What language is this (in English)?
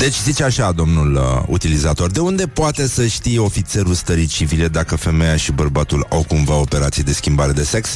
Romanian